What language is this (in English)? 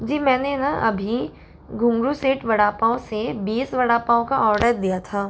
Hindi